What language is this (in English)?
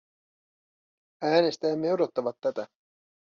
Finnish